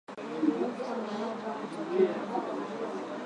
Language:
Swahili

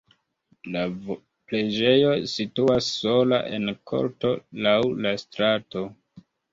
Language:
Esperanto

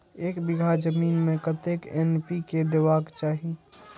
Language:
Maithili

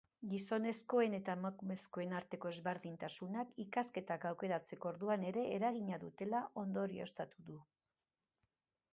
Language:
Basque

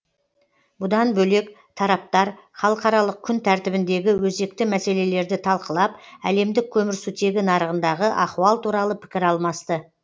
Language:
Kazakh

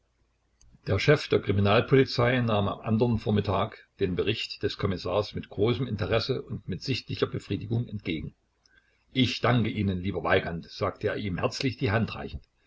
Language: German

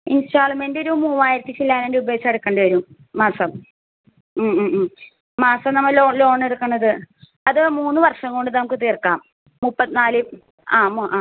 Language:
Malayalam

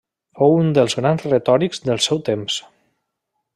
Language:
Catalan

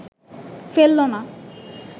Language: Bangla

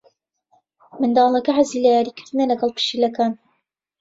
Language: Central Kurdish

